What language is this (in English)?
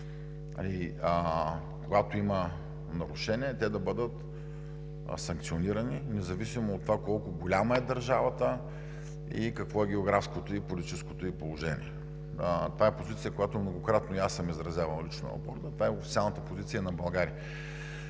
Bulgarian